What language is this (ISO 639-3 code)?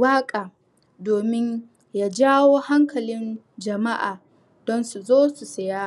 hau